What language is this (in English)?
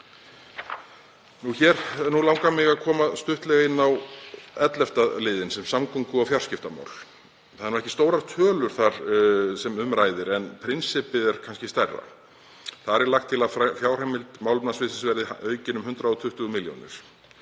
Icelandic